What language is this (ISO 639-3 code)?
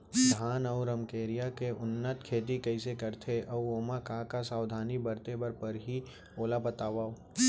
hne